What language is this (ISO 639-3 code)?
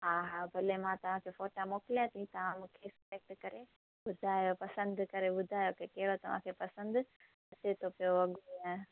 snd